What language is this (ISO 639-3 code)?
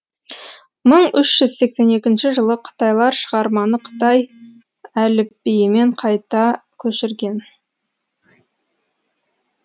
kaz